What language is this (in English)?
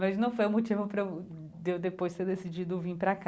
Portuguese